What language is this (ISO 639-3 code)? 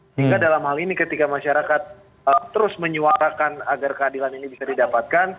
ind